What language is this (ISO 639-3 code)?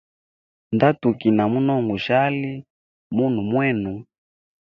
hem